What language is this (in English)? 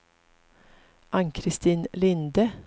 Swedish